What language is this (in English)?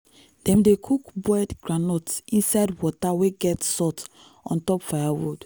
Nigerian Pidgin